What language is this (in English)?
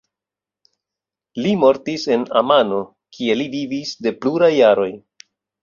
Esperanto